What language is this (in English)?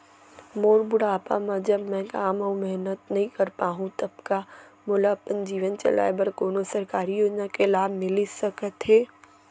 Chhattisgarhi